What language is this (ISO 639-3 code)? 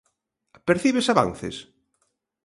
glg